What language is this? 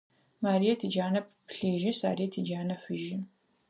Adyghe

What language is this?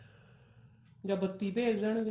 Punjabi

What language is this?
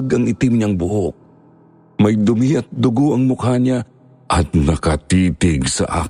Filipino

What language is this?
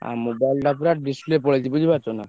Odia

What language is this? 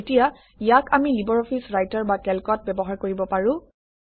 Assamese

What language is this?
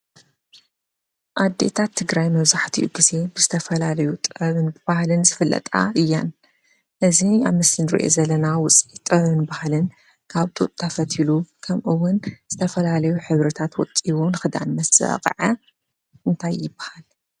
Tigrinya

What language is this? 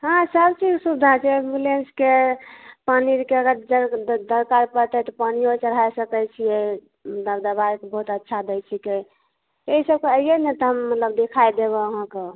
Maithili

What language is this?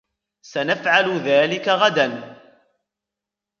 Arabic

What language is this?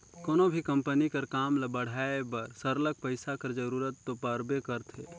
Chhattisgarhi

